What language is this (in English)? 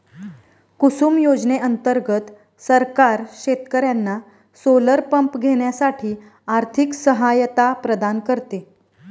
Marathi